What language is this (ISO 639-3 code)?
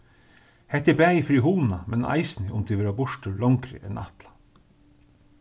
fao